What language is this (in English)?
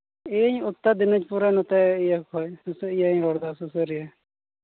Santali